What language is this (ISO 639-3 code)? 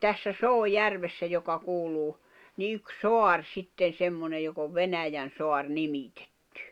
fin